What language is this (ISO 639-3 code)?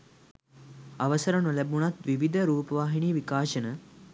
sin